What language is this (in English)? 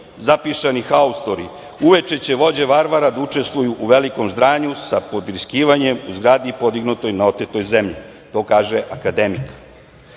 Serbian